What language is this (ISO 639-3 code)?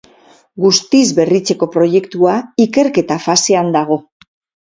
eus